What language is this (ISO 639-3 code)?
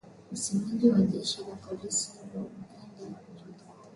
swa